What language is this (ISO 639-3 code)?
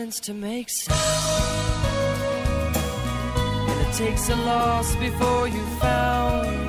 rus